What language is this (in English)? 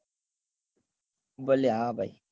Gujarati